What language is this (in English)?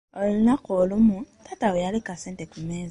Ganda